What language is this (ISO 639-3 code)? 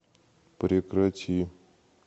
rus